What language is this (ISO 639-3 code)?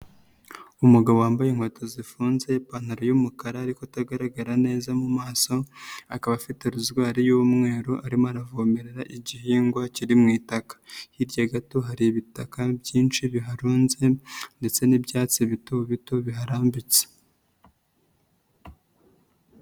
kin